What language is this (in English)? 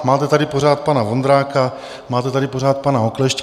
Czech